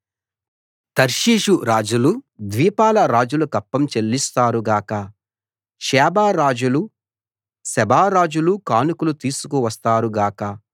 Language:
Telugu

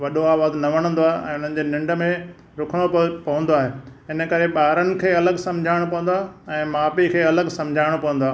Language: Sindhi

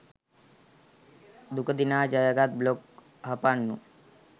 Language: Sinhala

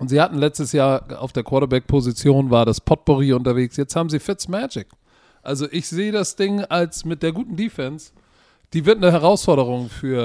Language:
German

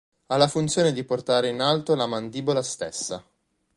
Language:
Italian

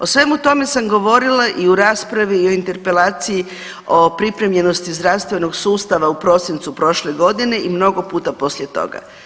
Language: Croatian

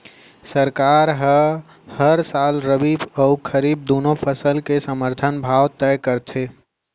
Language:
Chhattisgarhi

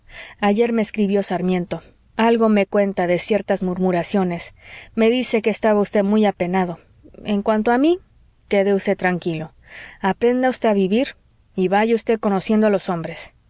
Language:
Spanish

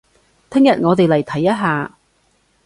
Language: Cantonese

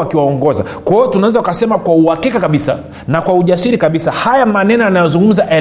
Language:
Swahili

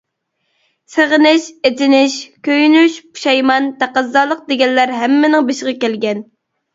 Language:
Uyghur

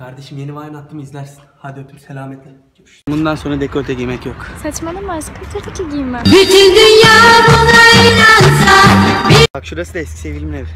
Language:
Turkish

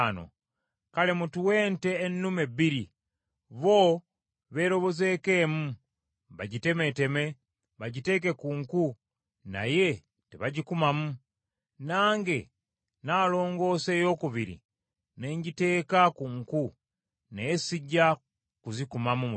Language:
Ganda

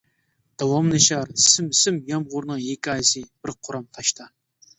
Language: Uyghur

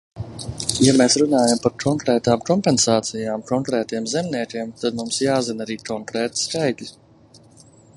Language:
Latvian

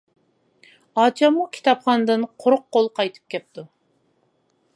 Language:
Uyghur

